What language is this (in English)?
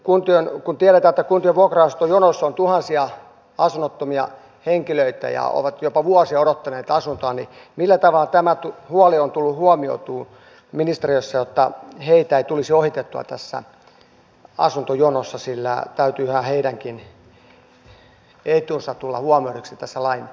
Finnish